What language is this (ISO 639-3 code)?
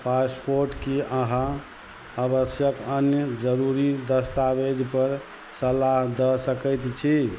mai